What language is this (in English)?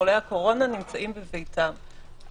Hebrew